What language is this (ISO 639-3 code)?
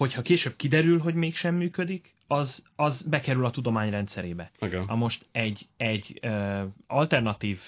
hun